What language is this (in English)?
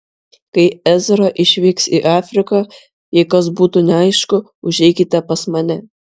Lithuanian